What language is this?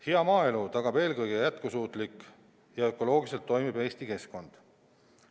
Estonian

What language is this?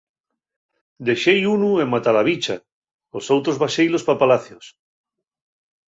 Asturian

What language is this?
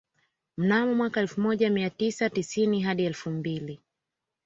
Swahili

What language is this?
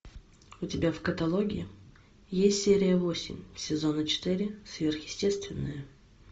Russian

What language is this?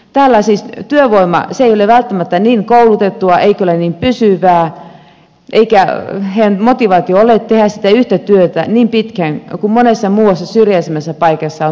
Finnish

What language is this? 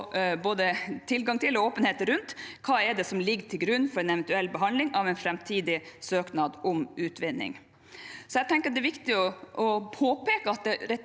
Norwegian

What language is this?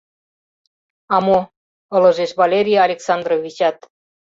Mari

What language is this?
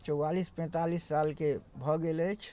Maithili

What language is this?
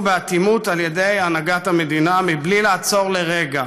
Hebrew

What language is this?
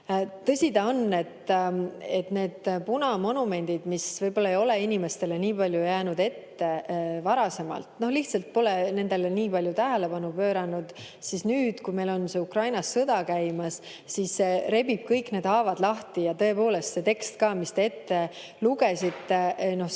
Estonian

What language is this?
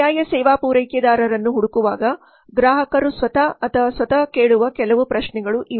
Kannada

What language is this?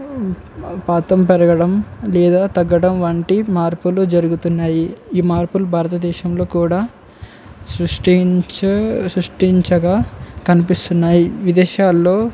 Telugu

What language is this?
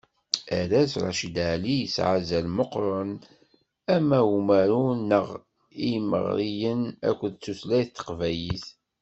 Kabyle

